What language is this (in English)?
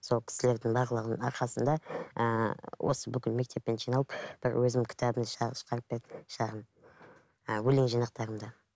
Kazakh